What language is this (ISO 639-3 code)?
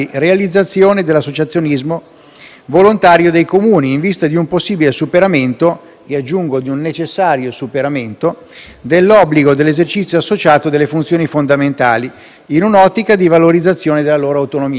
ita